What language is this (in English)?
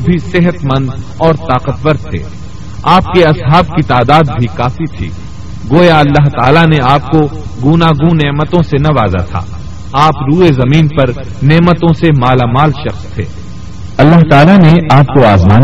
Urdu